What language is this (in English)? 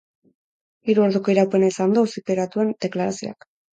Basque